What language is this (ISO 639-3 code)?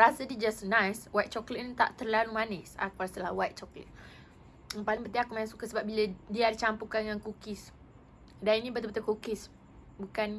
msa